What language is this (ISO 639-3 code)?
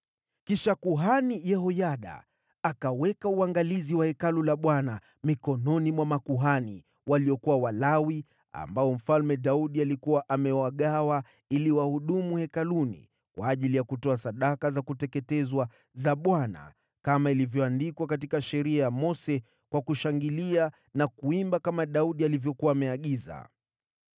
swa